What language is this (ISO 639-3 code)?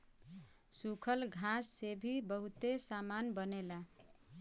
bho